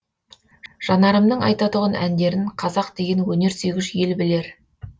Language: Kazakh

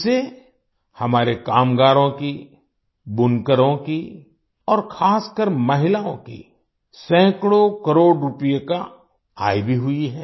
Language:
Hindi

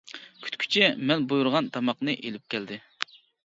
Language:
Uyghur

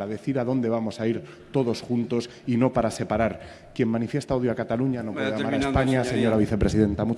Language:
Spanish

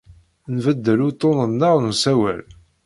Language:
Kabyle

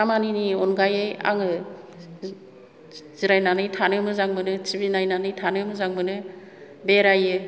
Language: Bodo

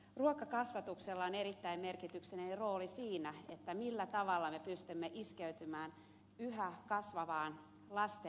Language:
Finnish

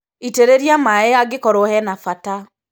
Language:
Kikuyu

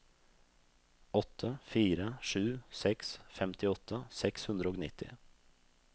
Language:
Norwegian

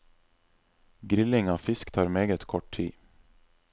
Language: Norwegian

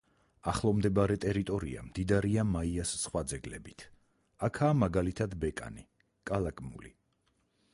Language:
Georgian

